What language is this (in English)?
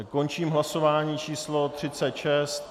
Czech